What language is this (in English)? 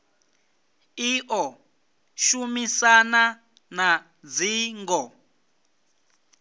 Venda